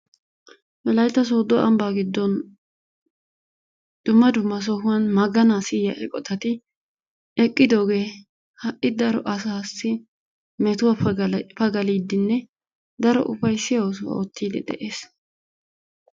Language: Wolaytta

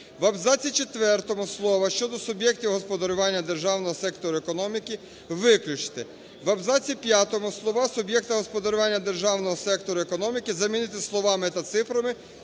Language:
Ukrainian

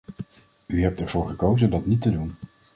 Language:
Dutch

